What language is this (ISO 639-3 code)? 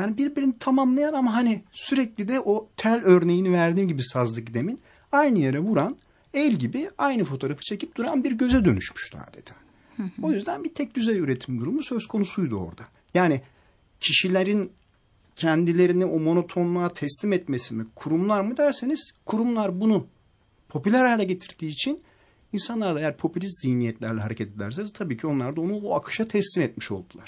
tur